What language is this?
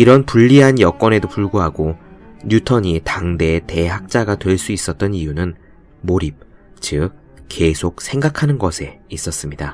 Korean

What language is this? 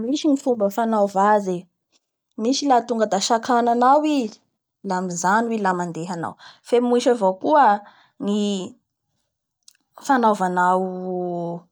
Bara Malagasy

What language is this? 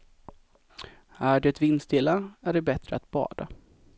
Swedish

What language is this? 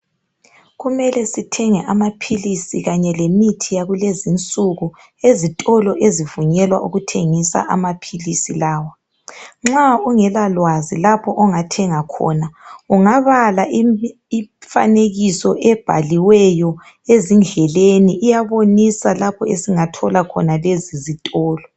North Ndebele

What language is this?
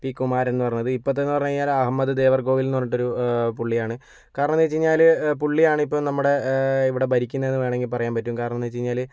Malayalam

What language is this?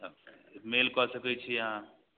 Maithili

